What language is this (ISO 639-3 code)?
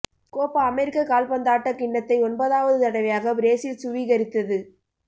tam